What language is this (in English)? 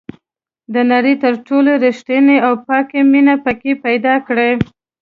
Pashto